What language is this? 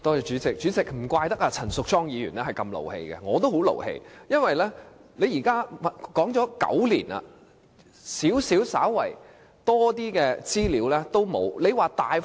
Cantonese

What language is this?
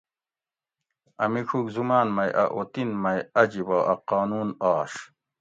Gawri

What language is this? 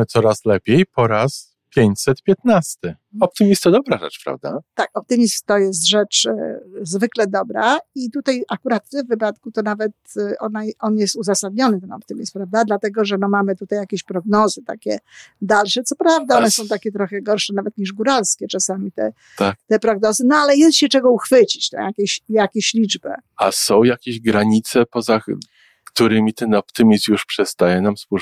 Polish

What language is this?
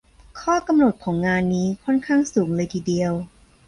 Thai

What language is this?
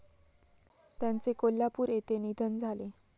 Marathi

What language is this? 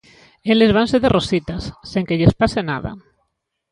Galician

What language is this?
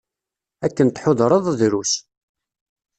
Kabyle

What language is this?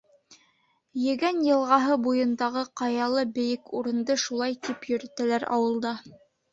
Bashkir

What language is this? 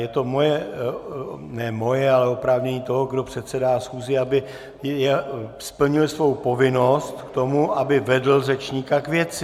Czech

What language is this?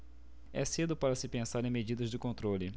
Portuguese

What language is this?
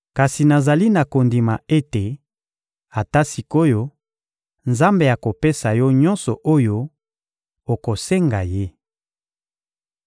Lingala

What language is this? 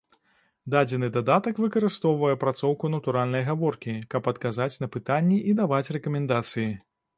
Belarusian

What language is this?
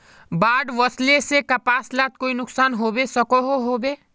Magahi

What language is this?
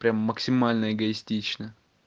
Russian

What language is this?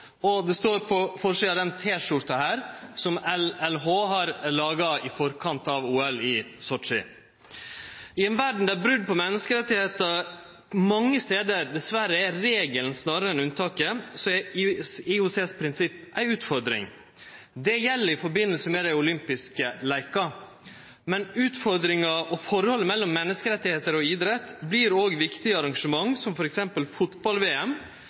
Norwegian Nynorsk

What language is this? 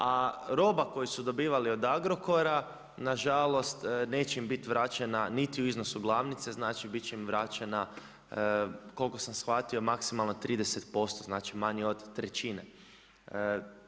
Croatian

